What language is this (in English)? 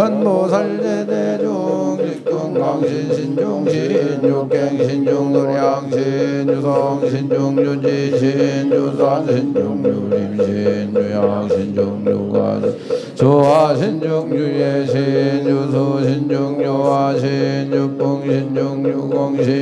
Korean